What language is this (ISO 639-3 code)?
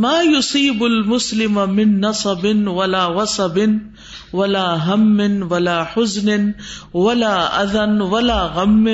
urd